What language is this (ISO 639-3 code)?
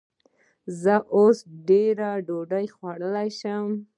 pus